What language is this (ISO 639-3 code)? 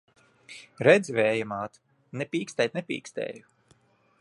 lav